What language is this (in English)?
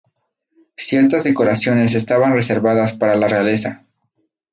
Spanish